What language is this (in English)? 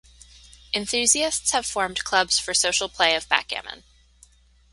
English